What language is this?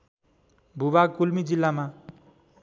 Nepali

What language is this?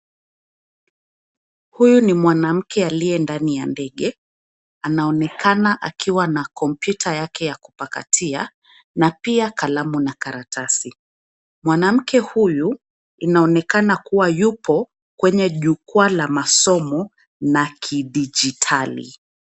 Swahili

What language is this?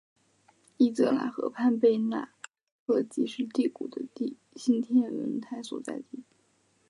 Chinese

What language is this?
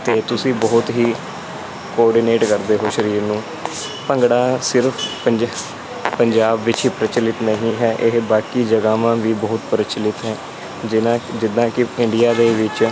Punjabi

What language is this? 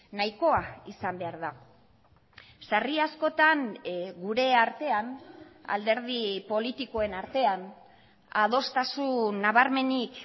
Basque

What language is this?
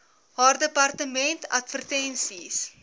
Afrikaans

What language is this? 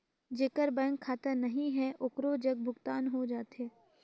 Chhattisgarhi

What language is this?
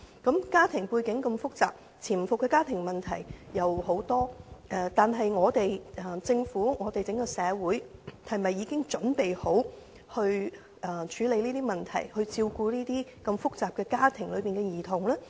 Cantonese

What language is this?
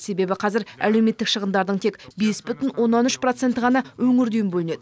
Kazakh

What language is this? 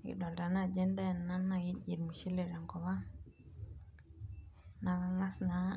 Masai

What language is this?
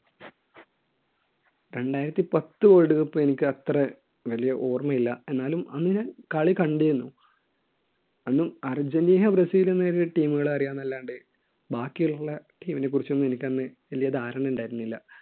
Malayalam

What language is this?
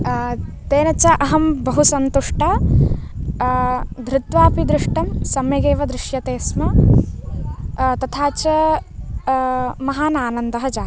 Sanskrit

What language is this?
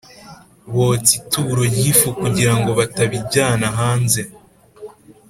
Kinyarwanda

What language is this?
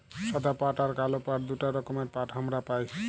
Bangla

